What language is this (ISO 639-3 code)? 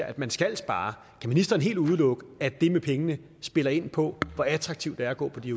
dan